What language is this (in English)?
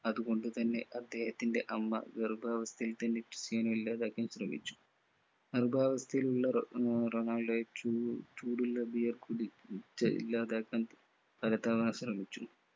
Malayalam